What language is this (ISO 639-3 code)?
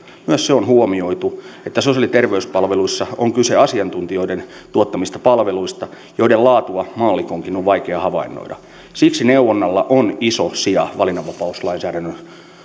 fin